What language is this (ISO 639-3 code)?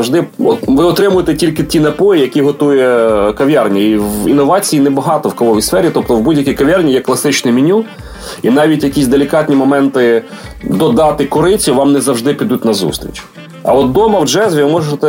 ukr